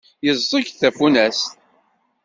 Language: Kabyle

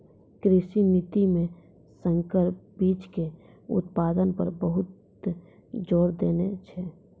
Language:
Maithili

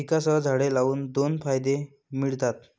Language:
Marathi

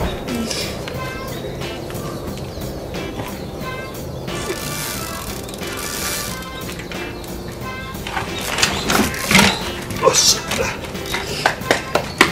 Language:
Japanese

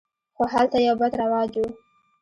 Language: Pashto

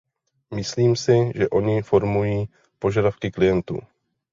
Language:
Czech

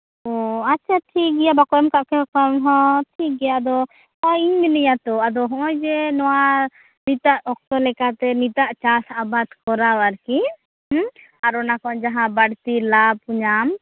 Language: Santali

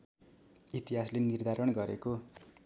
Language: Nepali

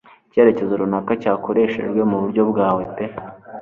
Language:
Kinyarwanda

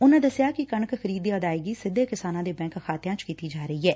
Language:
Punjabi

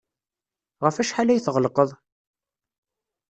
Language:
Kabyle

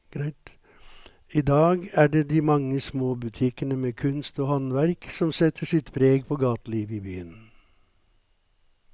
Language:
Norwegian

